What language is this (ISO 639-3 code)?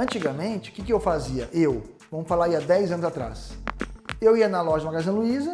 por